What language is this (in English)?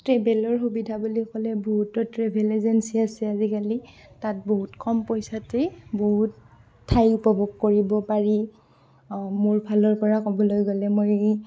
Assamese